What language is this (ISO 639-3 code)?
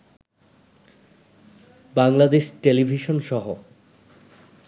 ben